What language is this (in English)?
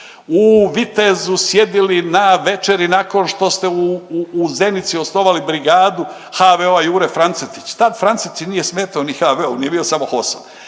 Croatian